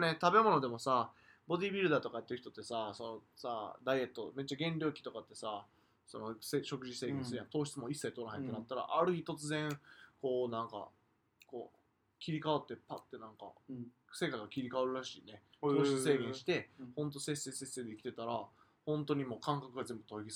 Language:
Japanese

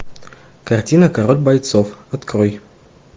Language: Russian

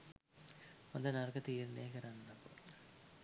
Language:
Sinhala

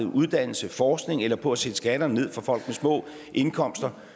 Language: Danish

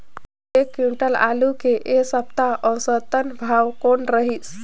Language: Chhattisgarhi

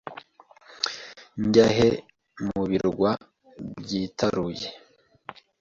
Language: Kinyarwanda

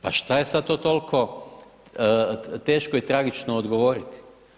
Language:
Croatian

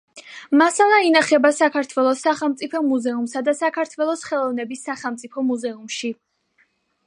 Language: Georgian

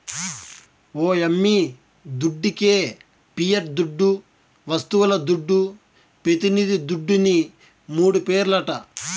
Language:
Telugu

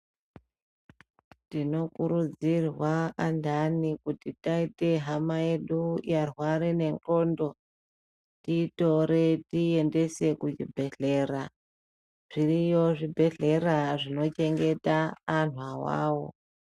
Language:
Ndau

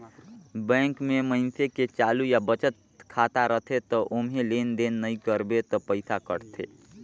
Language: Chhattisgarhi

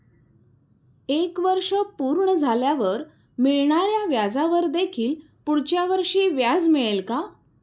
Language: Marathi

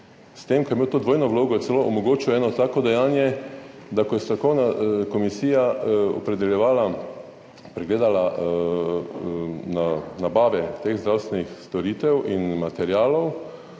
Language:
Slovenian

